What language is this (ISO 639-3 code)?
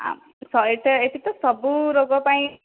ori